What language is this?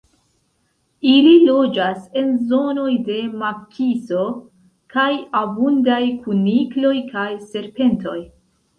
Esperanto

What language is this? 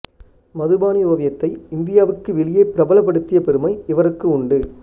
Tamil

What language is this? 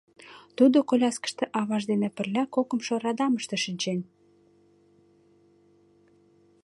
Mari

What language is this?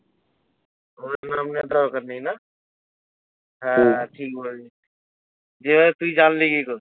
Bangla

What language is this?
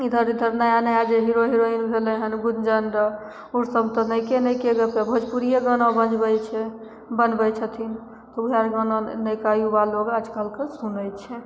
Maithili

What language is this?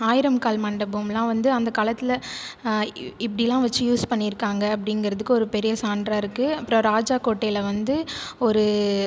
Tamil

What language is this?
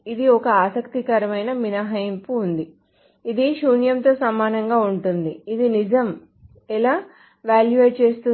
Telugu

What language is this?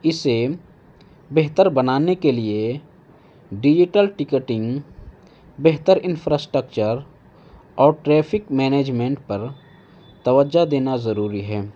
Urdu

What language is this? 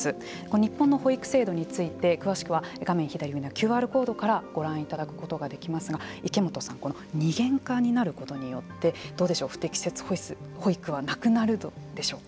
Japanese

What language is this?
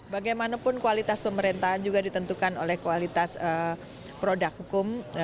Indonesian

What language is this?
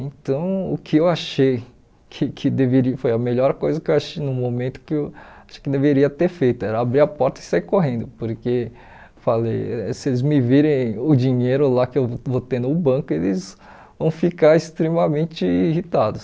Portuguese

